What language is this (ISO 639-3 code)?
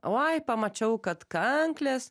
lit